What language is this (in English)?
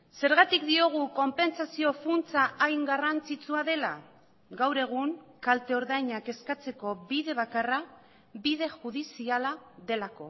Basque